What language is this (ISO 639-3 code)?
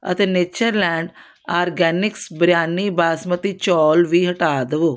pan